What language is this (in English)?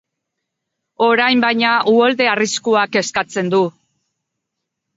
Basque